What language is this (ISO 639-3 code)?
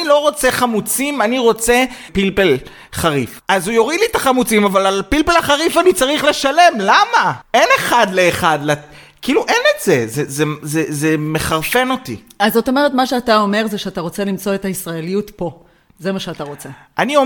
heb